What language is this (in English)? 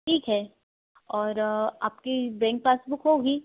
Hindi